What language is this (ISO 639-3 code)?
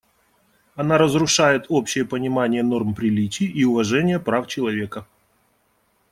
rus